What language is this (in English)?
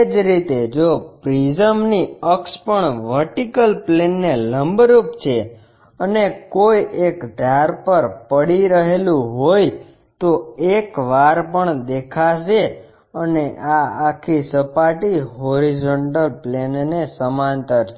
Gujarati